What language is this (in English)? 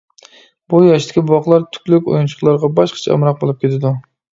Uyghur